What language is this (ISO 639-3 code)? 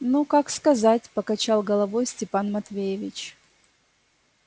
rus